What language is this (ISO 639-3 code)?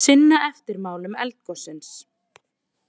isl